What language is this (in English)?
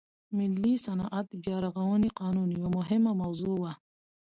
Pashto